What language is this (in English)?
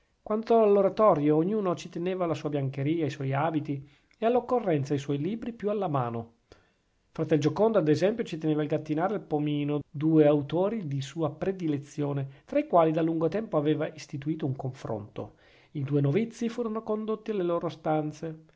Italian